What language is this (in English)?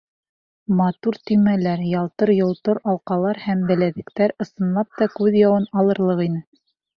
Bashkir